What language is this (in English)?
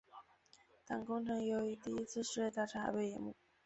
Chinese